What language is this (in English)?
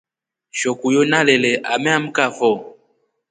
Rombo